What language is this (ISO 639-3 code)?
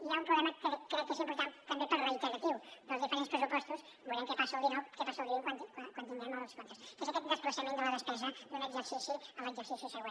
cat